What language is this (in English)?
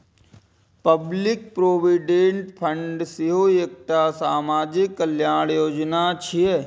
Maithili